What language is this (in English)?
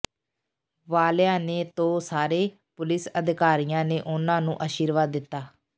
Punjabi